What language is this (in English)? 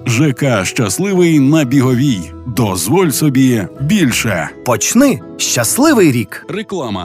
Ukrainian